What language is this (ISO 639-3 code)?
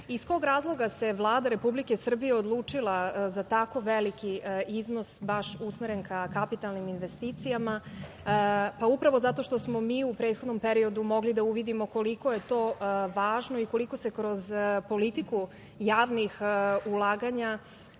srp